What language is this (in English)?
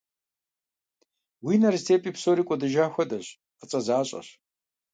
Kabardian